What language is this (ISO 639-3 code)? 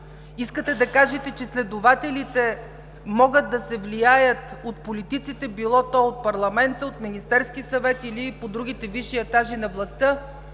bul